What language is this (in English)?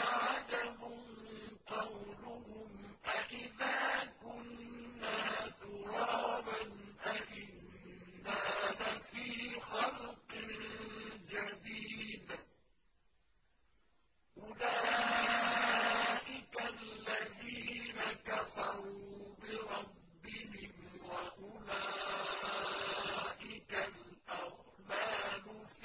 Arabic